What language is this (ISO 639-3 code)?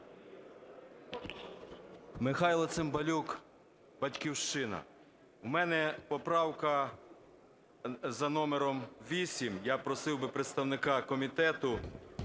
ukr